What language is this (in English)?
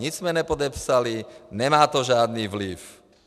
Czech